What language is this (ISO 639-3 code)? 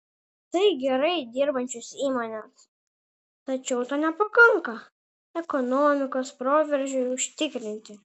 lit